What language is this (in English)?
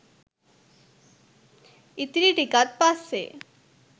Sinhala